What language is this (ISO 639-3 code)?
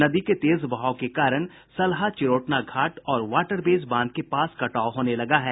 hin